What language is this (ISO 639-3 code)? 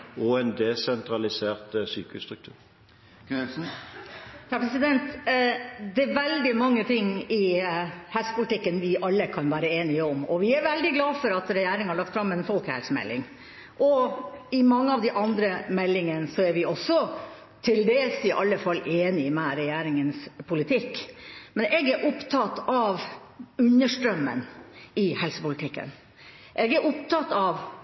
nob